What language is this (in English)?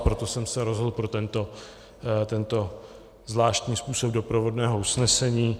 Czech